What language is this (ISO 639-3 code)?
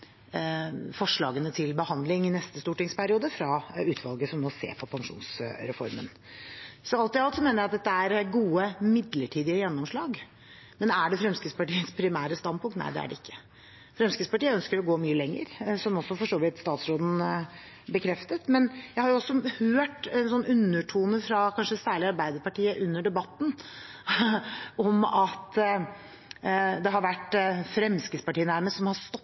nob